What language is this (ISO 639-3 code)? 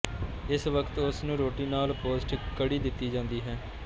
pan